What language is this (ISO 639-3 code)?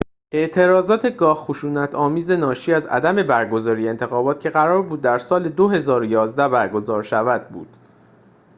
fas